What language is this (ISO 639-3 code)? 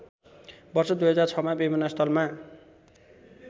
nep